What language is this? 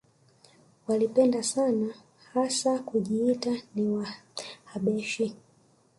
Swahili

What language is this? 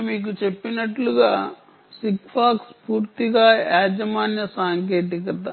Telugu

